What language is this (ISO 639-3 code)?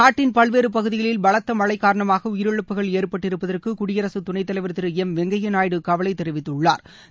tam